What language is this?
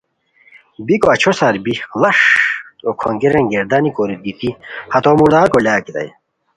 Khowar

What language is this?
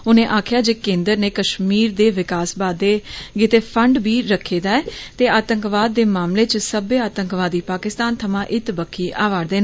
Dogri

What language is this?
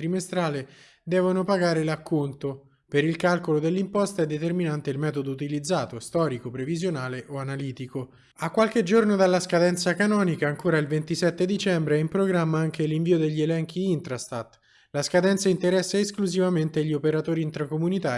Italian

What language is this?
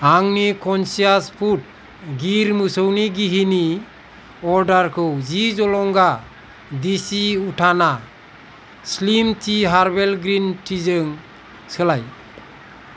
Bodo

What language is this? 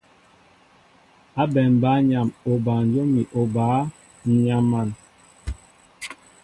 Mbo (Cameroon)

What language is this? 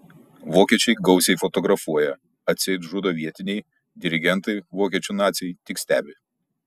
Lithuanian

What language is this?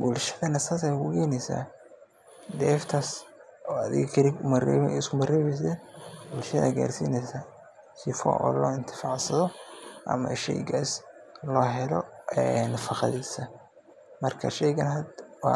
Somali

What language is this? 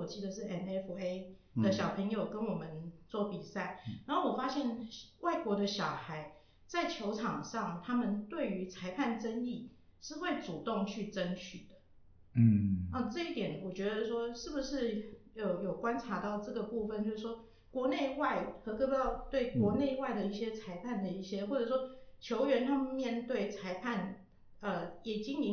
Chinese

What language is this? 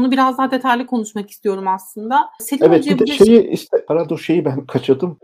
Turkish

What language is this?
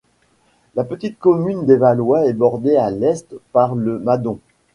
French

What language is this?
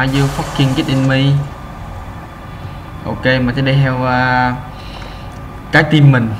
Vietnamese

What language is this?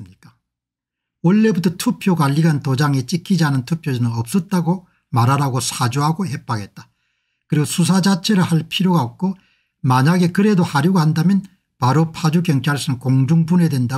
Korean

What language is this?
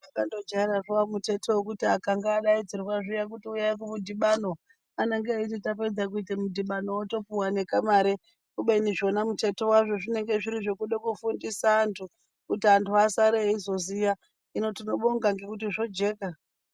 Ndau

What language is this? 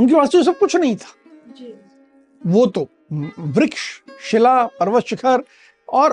Hindi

